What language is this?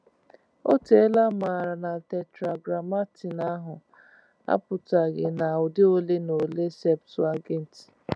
Igbo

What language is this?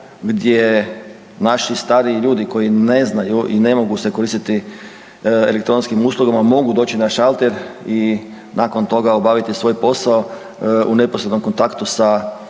Croatian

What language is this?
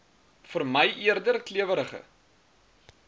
Afrikaans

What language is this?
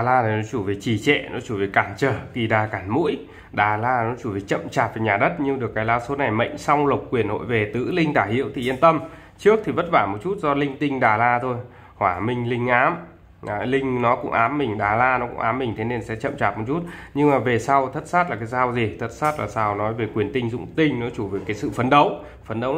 Vietnamese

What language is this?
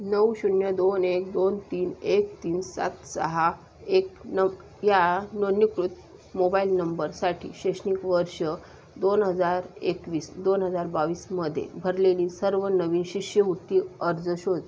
Marathi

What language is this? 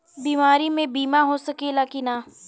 Bhojpuri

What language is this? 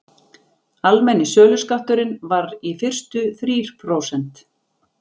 Icelandic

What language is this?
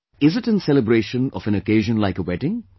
English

